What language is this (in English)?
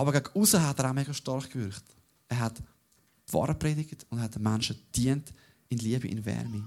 German